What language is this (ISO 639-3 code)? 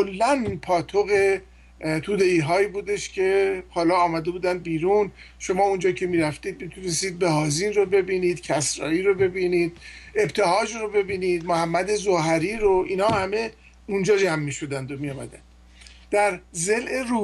fas